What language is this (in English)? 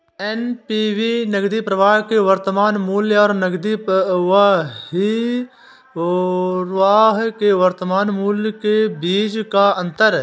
Hindi